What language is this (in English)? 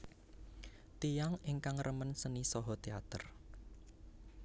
Javanese